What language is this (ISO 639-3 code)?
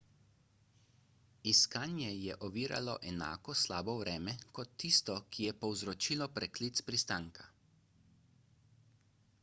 slv